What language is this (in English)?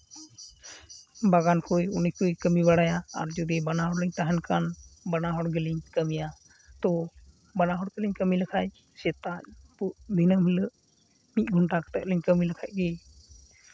Santali